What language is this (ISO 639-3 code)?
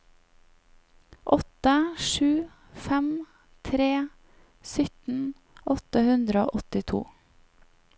nor